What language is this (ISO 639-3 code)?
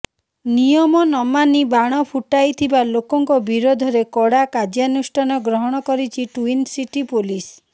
ori